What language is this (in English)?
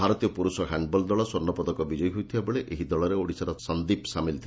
Odia